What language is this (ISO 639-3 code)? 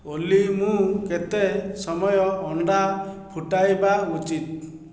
ori